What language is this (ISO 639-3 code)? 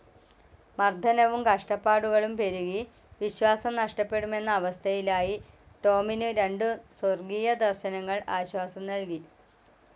mal